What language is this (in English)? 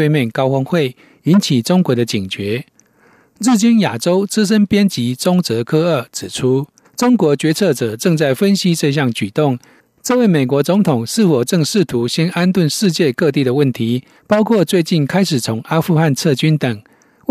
Chinese